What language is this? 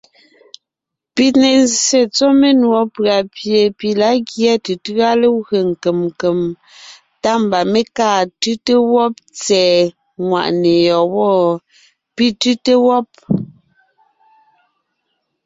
Ngiemboon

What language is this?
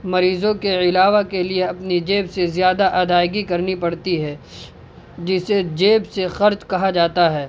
Urdu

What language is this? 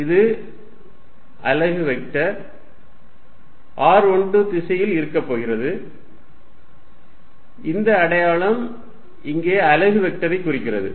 Tamil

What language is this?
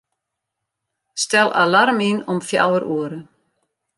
Western Frisian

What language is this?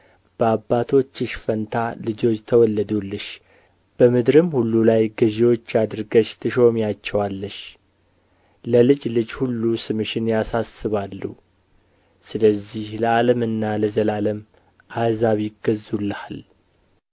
Amharic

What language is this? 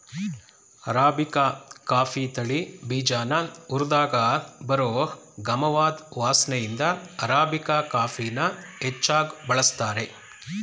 Kannada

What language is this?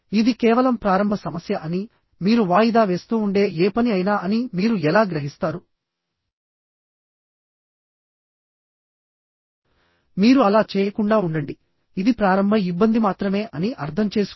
Telugu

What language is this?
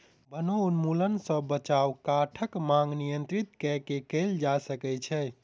Maithili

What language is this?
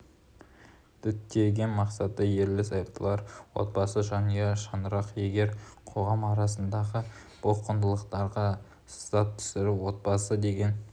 Kazakh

